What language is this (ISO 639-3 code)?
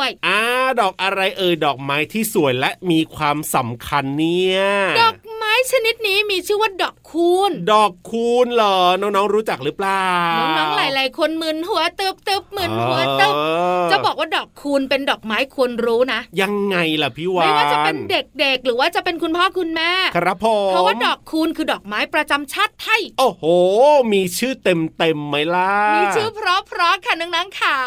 tha